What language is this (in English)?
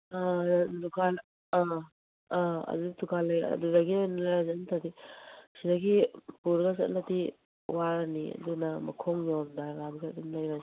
Manipuri